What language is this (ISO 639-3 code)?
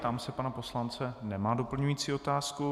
ces